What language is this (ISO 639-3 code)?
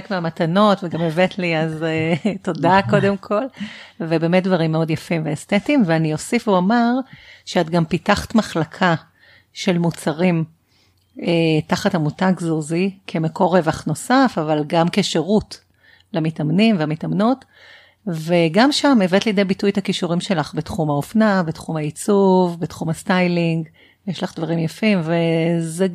heb